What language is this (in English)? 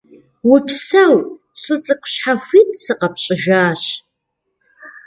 Kabardian